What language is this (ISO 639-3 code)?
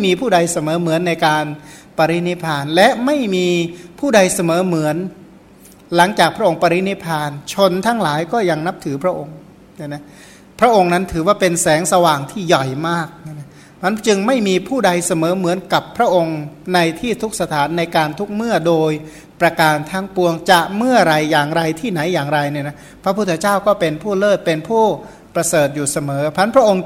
tha